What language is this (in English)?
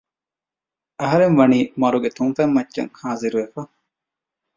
Divehi